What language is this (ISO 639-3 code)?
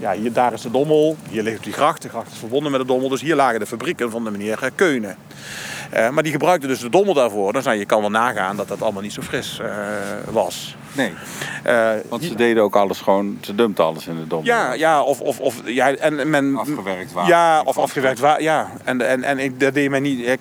nld